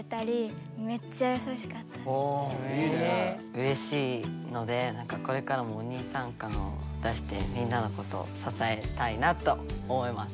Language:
Japanese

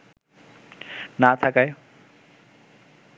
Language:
Bangla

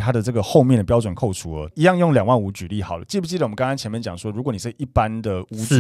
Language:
Chinese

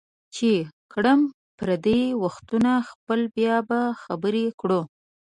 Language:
Pashto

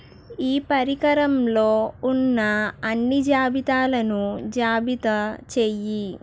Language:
Telugu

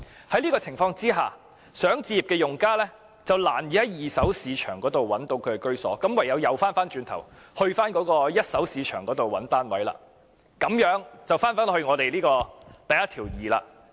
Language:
Cantonese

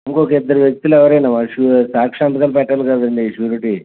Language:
Telugu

